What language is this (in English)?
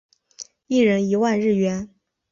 Chinese